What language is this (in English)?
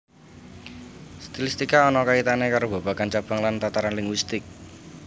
Javanese